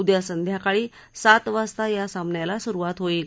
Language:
Marathi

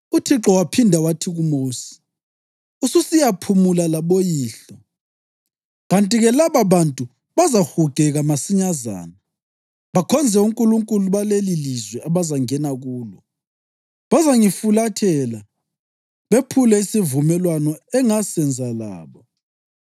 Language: North Ndebele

